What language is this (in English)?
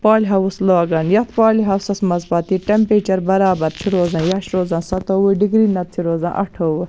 Kashmiri